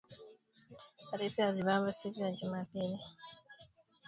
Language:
Swahili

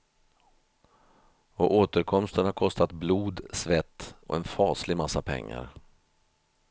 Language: Swedish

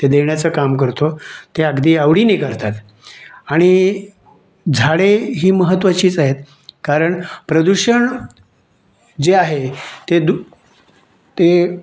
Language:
Marathi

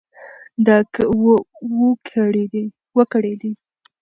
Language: Pashto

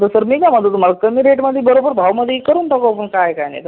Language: Marathi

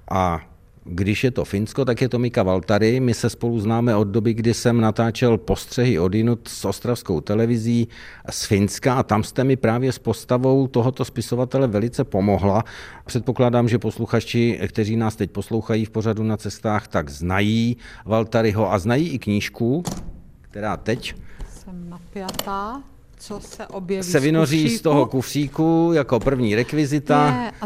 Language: Czech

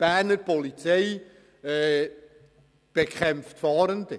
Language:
Swiss German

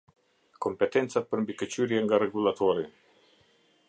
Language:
Albanian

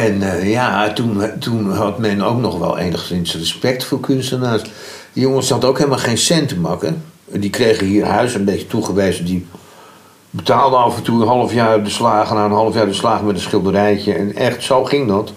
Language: Dutch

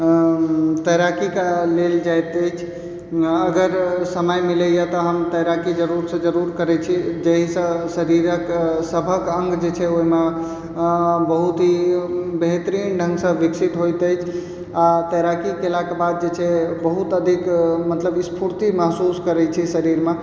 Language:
Maithili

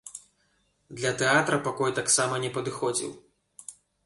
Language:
Belarusian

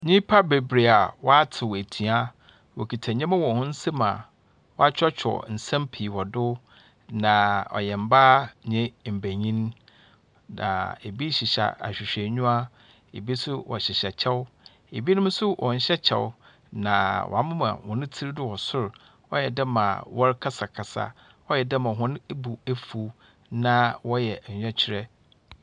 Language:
Akan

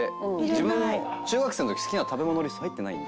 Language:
Japanese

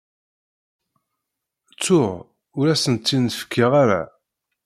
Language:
Kabyle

